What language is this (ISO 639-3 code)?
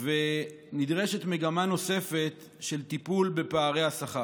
heb